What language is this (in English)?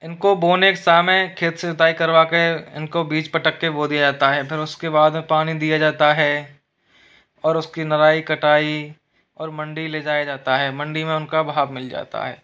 Hindi